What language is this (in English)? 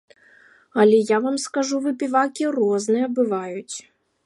Belarusian